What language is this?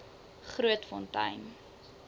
Afrikaans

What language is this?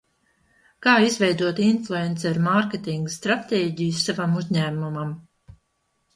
Latvian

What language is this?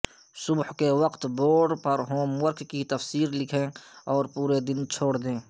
Urdu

